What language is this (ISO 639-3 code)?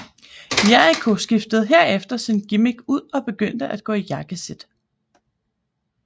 dan